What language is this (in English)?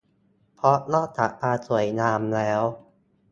Thai